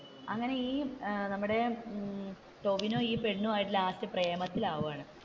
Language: Malayalam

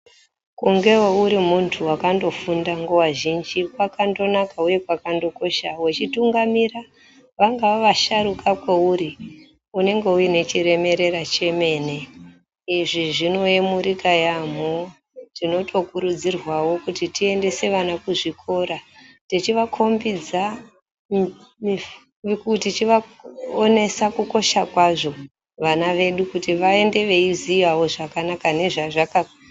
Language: Ndau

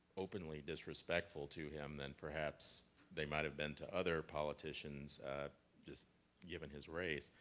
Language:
English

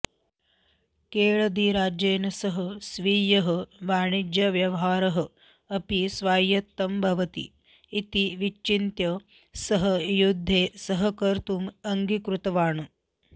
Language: Sanskrit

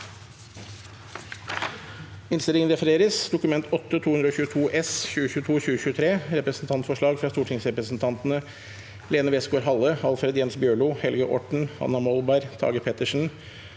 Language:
Norwegian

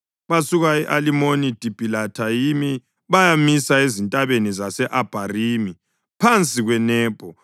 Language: North Ndebele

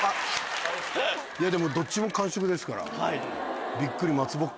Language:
Japanese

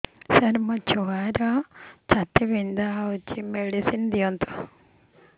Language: Odia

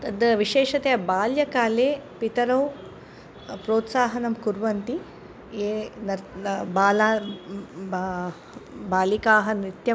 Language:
Sanskrit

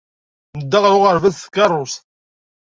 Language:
Kabyle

